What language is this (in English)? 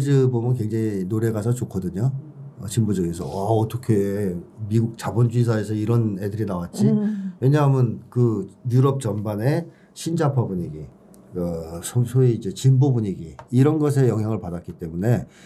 Korean